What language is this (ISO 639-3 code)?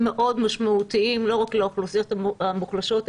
heb